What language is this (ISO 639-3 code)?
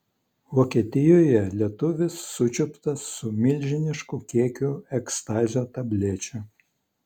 lit